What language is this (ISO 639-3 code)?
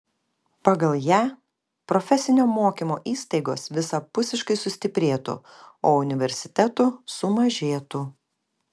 lit